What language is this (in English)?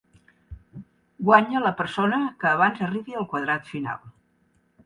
Catalan